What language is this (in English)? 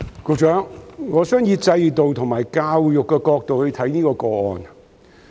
Cantonese